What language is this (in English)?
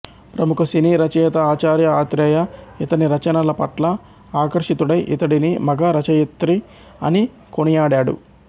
Telugu